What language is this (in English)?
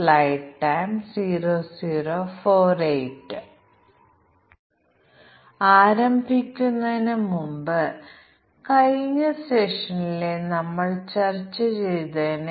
Malayalam